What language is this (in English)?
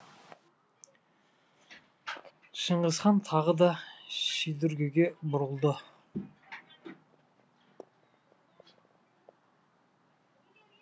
Kazakh